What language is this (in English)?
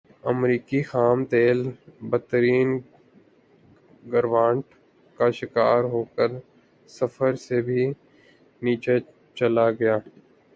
Urdu